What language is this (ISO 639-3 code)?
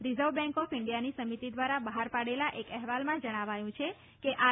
guj